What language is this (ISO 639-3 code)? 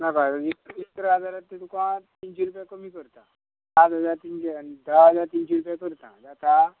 kok